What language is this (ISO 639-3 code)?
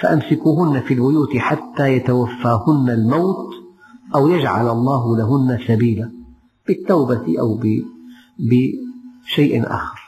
ara